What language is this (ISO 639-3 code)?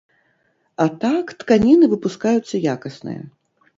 bel